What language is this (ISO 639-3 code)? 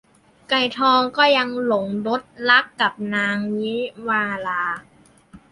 tha